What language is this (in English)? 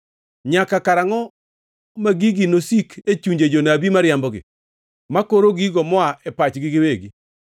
Luo (Kenya and Tanzania)